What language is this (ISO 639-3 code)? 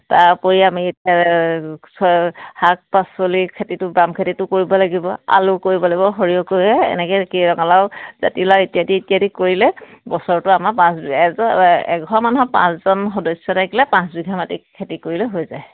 asm